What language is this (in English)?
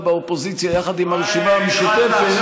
Hebrew